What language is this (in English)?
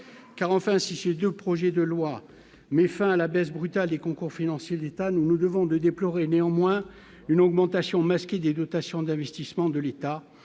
French